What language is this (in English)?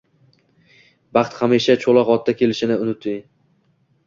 Uzbek